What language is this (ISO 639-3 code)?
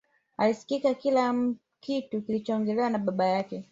swa